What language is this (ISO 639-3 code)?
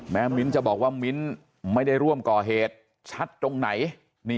tha